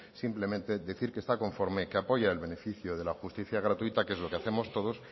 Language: Spanish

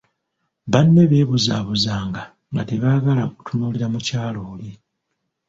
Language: Ganda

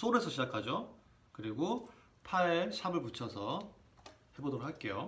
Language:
Korean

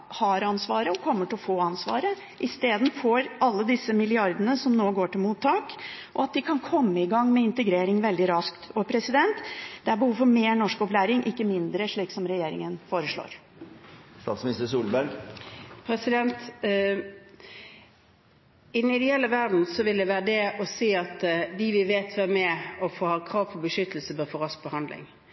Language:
Norwegian Bokmål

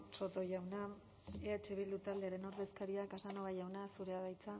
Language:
Basque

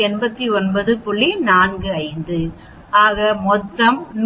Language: Tamil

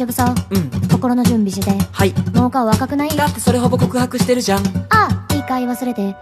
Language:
Japanese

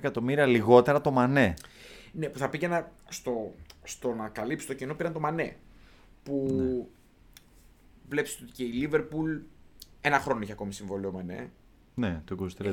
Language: Greek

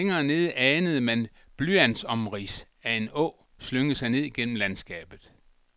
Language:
Danish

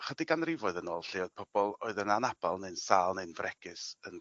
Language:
Welsh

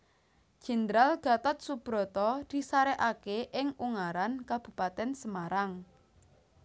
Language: Javanese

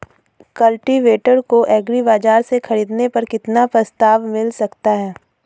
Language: Hindi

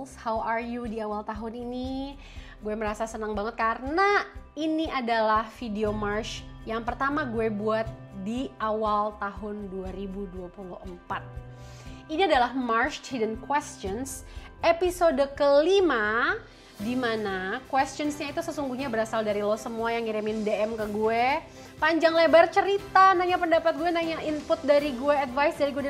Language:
Indonesian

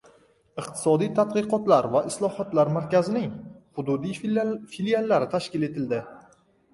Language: Uzbek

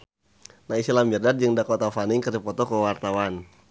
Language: Sundanese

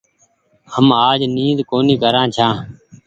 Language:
Goaria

